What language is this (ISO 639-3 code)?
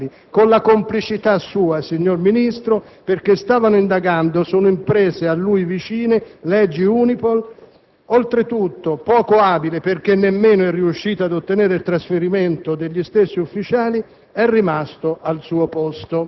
ita